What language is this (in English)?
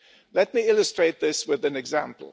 English